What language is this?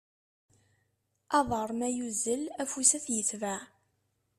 Kabyle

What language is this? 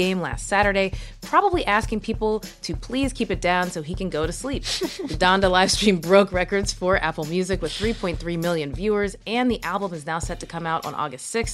English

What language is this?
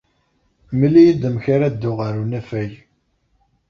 Kabyle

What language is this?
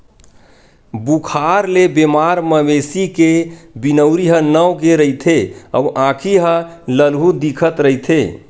Chhattisgarhi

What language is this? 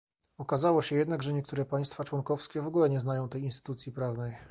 Polish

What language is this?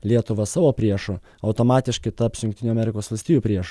Lithuanian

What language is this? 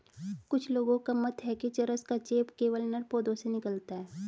Hindi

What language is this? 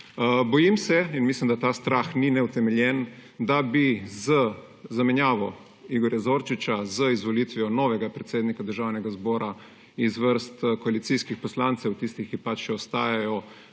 Slovenian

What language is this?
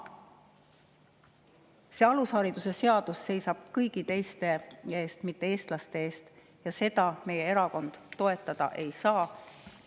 Estonian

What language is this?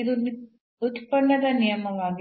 Kannada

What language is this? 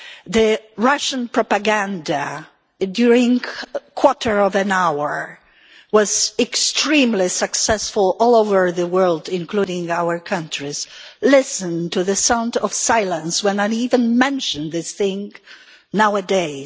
English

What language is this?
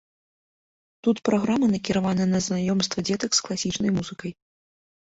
Belarusian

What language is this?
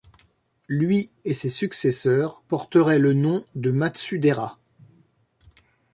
French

